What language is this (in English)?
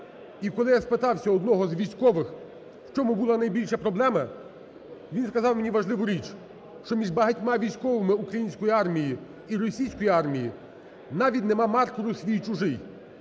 Ukrainian